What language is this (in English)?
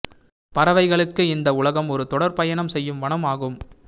Tamil